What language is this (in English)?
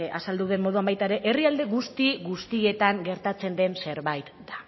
Basque